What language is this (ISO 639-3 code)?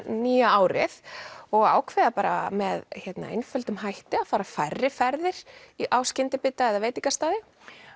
isl